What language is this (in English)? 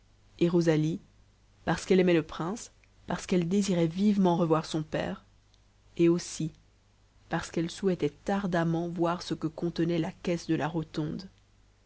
French